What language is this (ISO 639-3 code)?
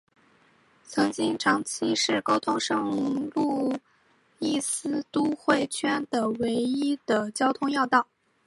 zho